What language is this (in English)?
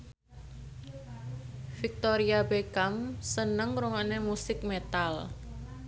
Javanese